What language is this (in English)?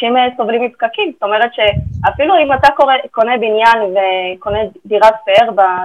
Hebrew